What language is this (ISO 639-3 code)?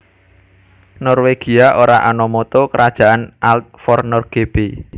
jav